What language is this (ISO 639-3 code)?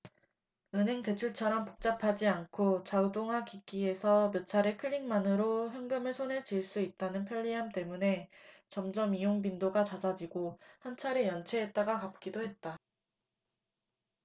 kor